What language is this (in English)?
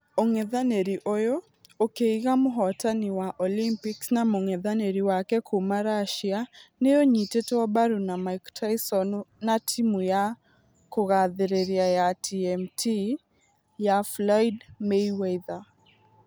Kikuyu